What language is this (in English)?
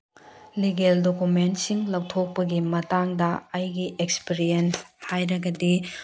Manipuri